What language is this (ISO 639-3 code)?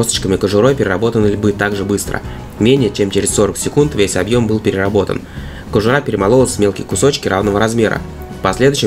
rus